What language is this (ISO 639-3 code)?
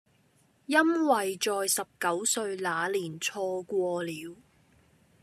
yue